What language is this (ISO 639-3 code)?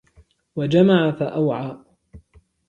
ara